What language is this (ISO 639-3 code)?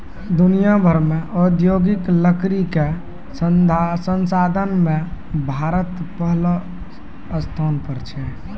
mai